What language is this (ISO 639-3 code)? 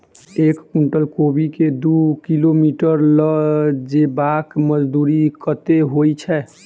mai